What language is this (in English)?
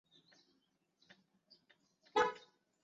Chinese